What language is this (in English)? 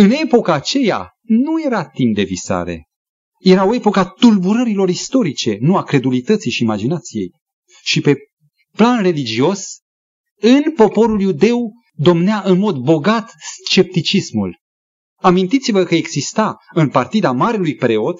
Romanian